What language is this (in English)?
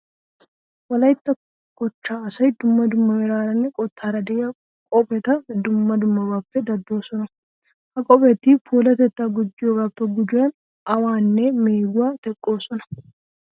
Wolaytta